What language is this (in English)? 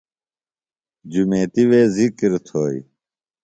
Phalura